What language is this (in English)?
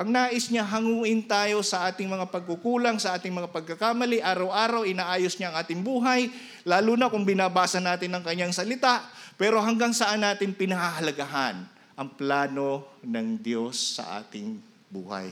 Filipino